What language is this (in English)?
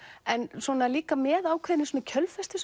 Icelandic